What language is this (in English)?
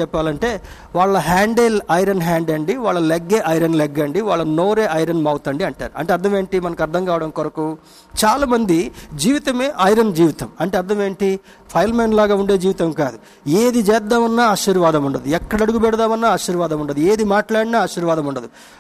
Telugu